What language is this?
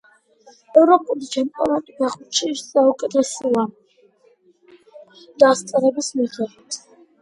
Georgian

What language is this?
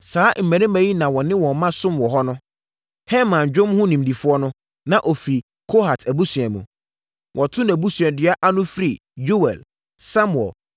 Akan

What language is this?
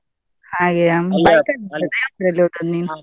Kannada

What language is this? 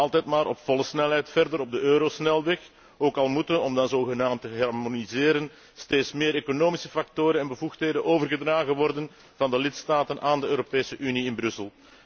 Dutch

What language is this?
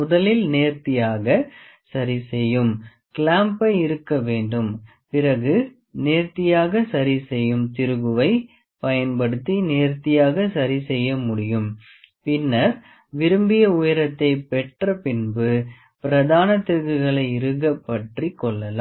Tamil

